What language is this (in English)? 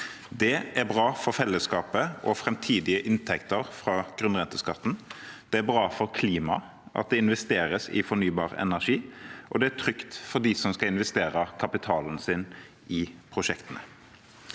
Norwegian